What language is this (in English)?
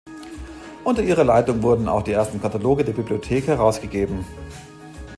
German